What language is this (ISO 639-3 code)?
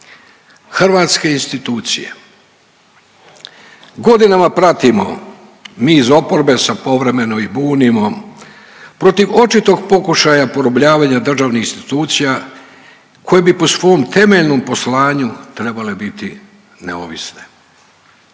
hrv